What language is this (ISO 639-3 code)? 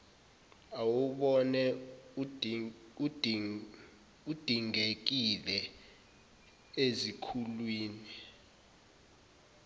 zul